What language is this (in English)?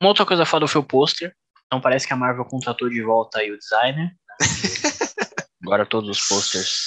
Portuguese